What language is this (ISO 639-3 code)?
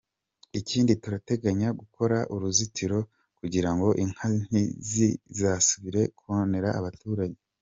kin